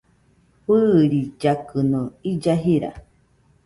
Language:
Nüpode Huitoto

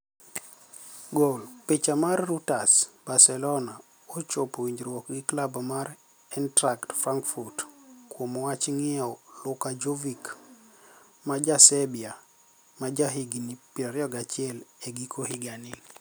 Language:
Luo (Kenya and Tanzania)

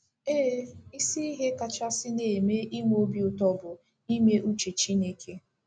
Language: Igbo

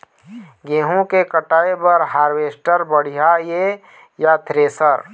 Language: Chhattisgarhi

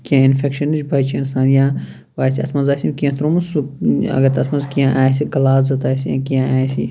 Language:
Kashmiri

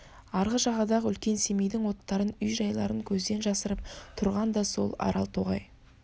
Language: Kazakh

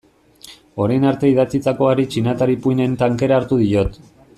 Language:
Basque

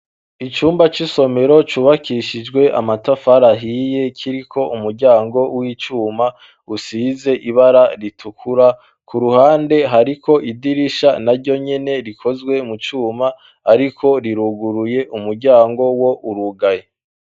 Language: Rundi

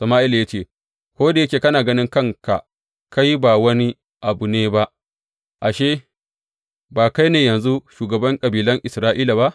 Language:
Hausa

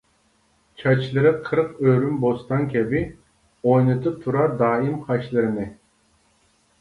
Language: Uyghur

